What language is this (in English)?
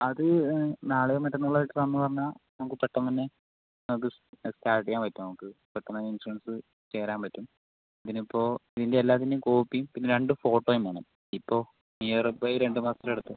Malayalam